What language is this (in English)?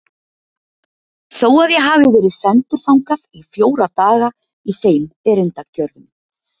Icelandic